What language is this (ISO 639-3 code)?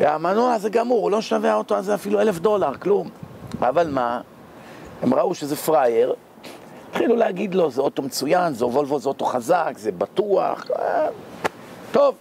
heb